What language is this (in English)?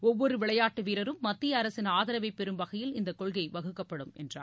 Tamil